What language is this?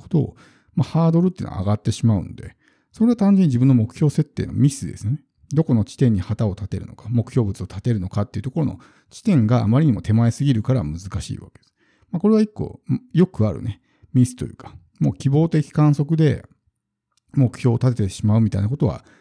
Japanese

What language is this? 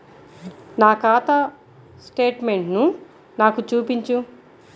Telugu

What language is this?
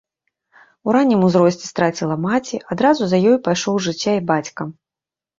Belarusian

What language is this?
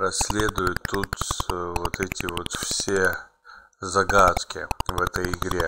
Russian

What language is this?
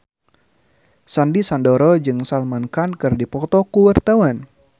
Sundanese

